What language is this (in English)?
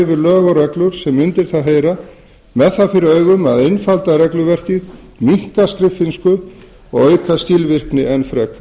Icelandic